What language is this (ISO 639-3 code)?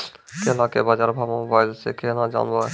mai